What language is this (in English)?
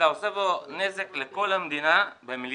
Hebrew